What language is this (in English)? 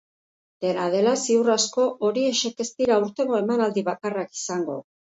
Basque